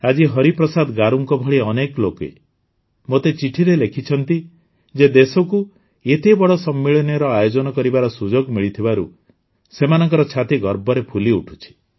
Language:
Odia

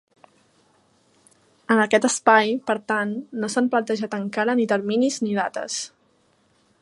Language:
Catalan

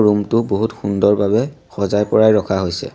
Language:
Assamese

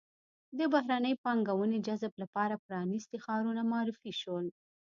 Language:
Pashto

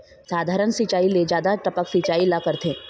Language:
Chhattisgarhi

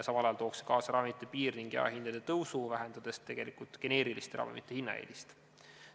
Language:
Estonian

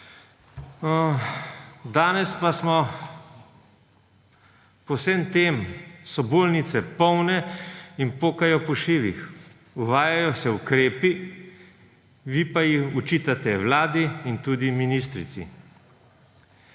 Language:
Slovenian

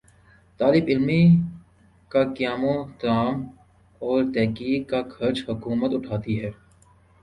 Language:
Urdu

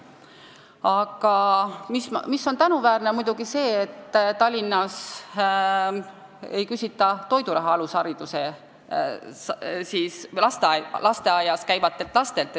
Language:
Estonian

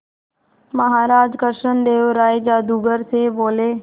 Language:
Hindi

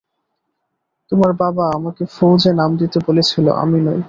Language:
Bangla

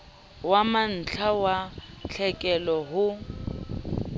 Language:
Southern Sotho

